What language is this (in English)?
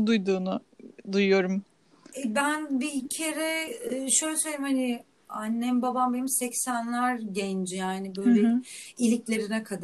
Turkish